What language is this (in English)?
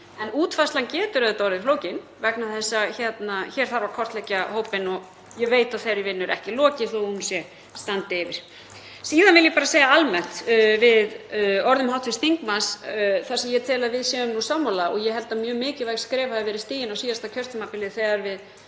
Icelandic